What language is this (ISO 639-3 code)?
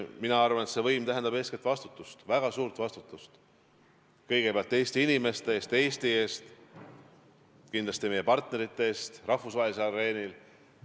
est